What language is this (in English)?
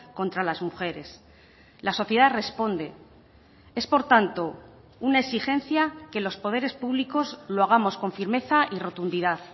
Spanish